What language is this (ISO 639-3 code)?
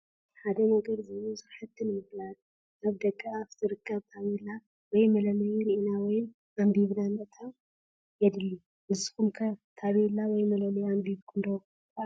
tir